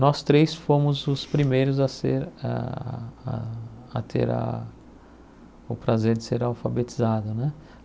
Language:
Portuguese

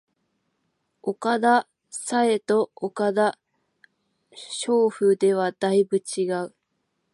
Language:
Japanese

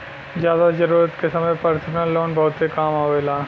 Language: Bhojpuri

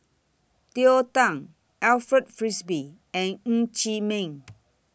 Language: English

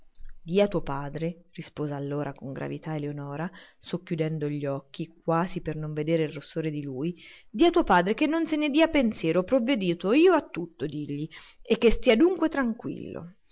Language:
Italian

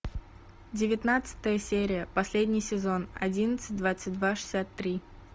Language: Russian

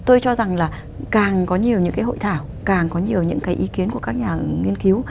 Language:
Vietnamese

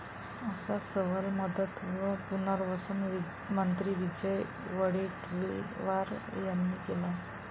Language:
Marathi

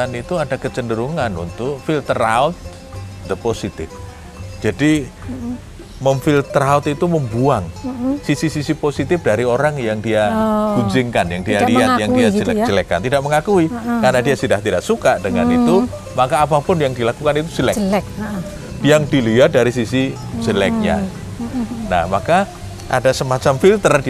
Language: Indonesian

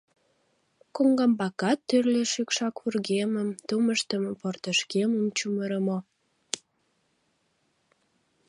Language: Mari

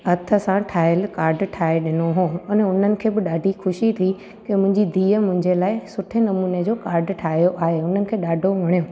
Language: Sindhi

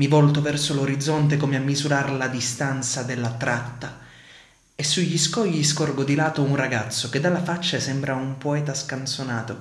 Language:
Italian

